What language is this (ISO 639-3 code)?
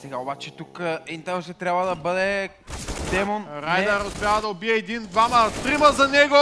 bul